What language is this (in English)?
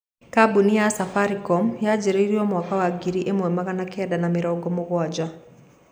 Kikuyu